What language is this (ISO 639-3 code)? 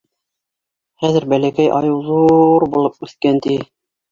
bak